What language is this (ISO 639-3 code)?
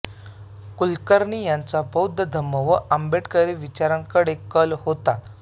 mar